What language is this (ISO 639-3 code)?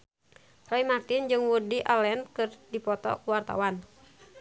sun